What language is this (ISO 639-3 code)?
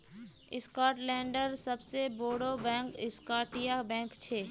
mag